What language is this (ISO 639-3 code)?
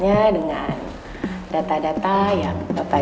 ind